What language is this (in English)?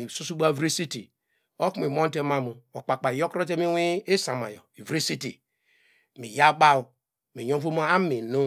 Degema